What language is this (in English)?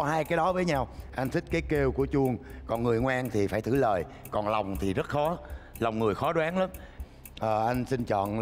Vietnamese